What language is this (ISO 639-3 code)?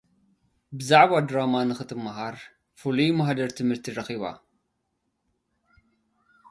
tir